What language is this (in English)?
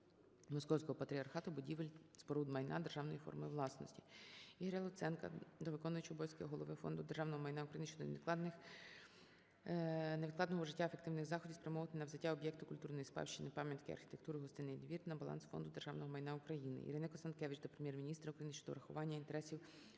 Ukrainian